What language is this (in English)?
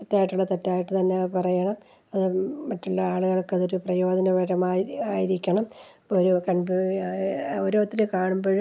Malayalam